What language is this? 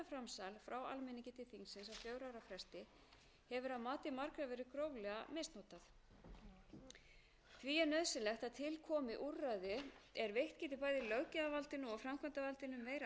Icelandic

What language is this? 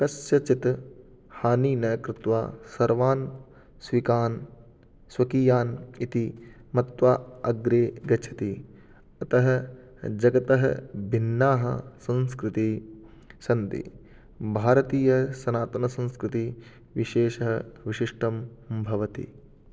Sanskrit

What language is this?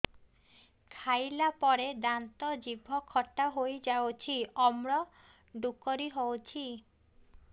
Odia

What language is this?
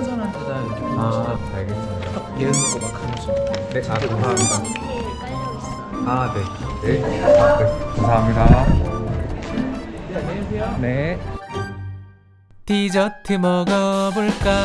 Korean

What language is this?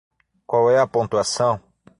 Portuguese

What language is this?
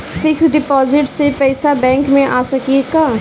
Bhojpuri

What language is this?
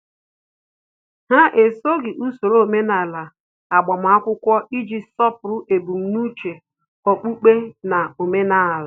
Igbo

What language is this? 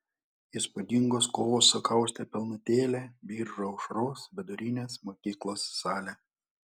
Lithuanian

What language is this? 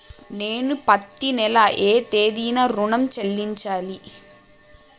Telugu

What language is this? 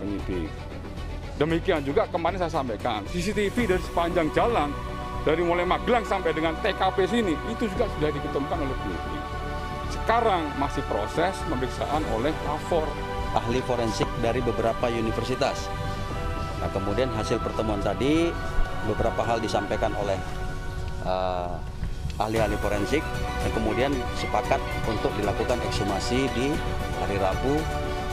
Indonesian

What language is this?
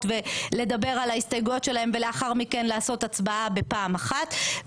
Hebrew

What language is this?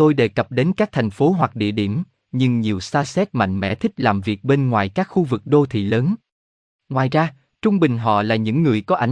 Vietnamese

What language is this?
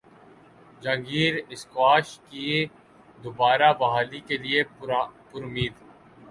Urdu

